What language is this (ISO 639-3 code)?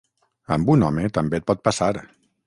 cat